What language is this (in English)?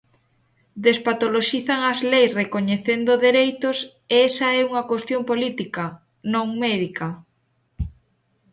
Galician